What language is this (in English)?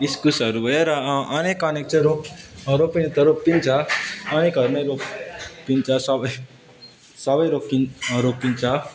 Nepali